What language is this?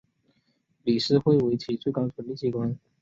Chinese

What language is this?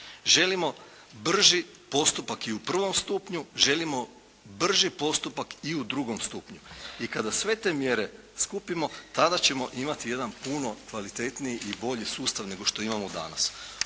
Croatian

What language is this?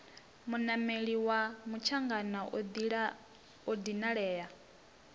Venda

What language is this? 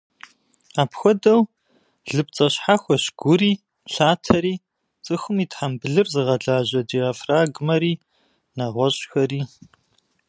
Kabardian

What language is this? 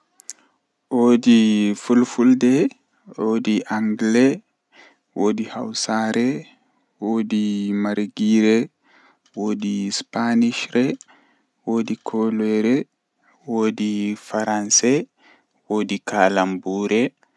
Western Niger Fulfulde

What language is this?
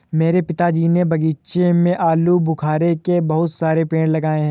Hindi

